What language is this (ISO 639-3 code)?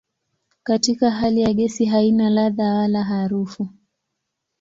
swa